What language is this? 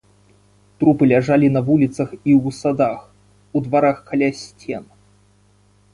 Belarusian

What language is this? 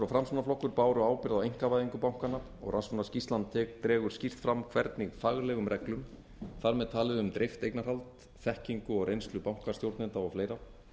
Icelandic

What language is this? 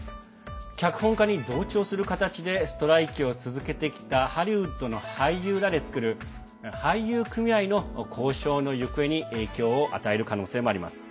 Japanese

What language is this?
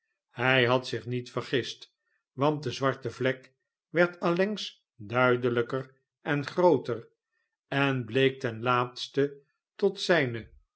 Dutch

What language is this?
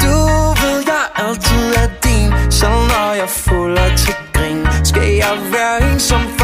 Danish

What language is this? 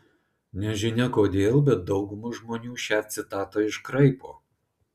Lithuanian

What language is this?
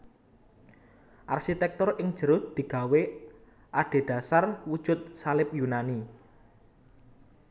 Javanese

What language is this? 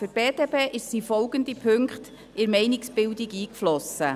Swiss German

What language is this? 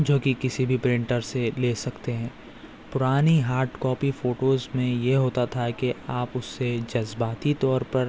Urdu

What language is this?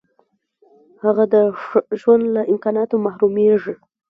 Pashto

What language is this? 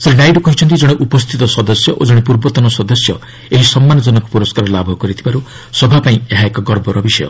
Odia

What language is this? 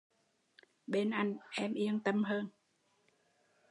Vietnamese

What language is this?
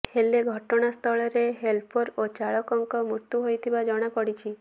Odia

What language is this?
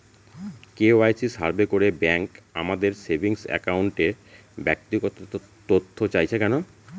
Bangla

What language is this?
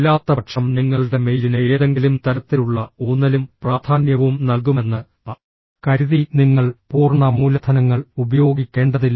Malayalam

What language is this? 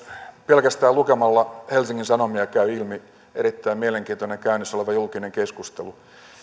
Finnish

